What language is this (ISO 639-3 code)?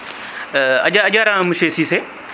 ful